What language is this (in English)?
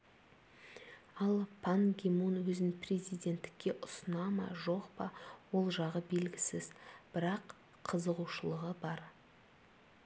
Kazakh